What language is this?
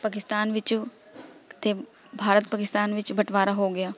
Punjabi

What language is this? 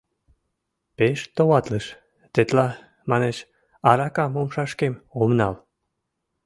Mari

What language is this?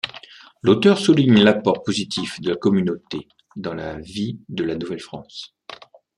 French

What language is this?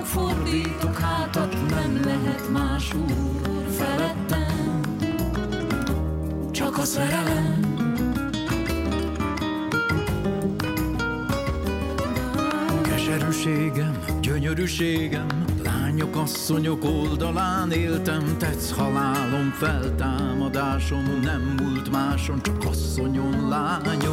Hungarian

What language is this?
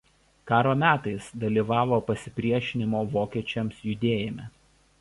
Lithuanian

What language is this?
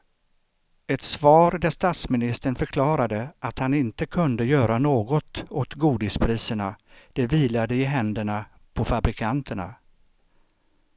Swedish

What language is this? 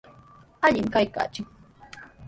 Sihuas Ancash Quechua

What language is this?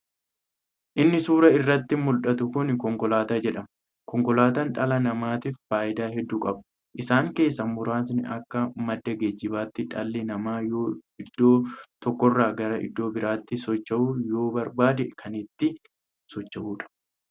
Oromo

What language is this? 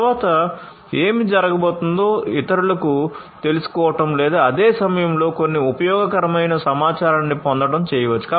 Telugu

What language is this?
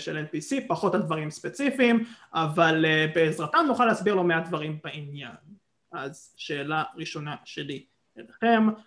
Hebrew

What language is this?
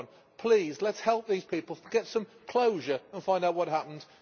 English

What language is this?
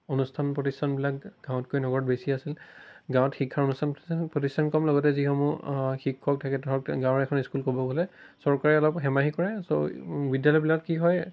Assamese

